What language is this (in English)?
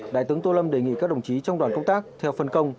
Vietnamese